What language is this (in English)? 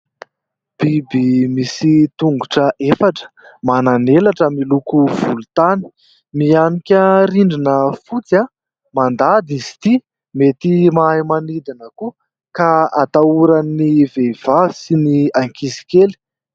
Malagasy